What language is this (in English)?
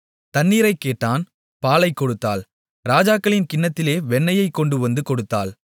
Tamil